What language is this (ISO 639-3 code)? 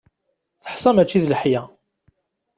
kab